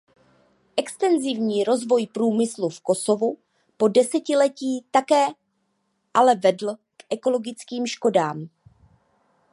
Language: Czech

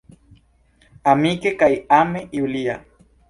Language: Esperanto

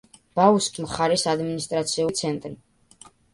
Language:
Georgian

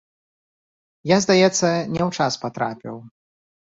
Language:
Belarusian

